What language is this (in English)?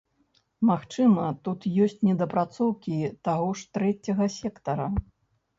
Belarusian